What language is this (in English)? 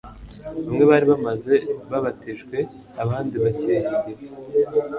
Kinyarwanda